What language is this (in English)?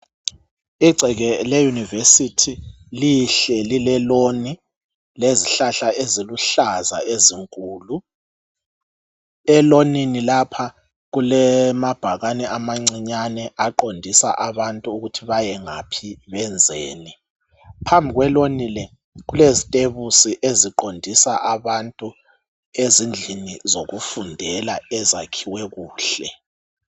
North Ndebele